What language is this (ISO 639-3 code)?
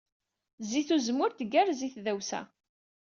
kab